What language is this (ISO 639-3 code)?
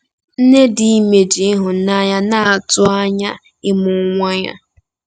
ibo